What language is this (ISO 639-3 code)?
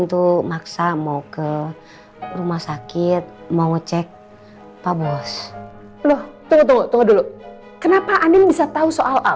ind